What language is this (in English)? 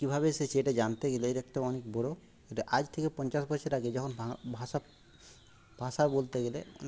Bangla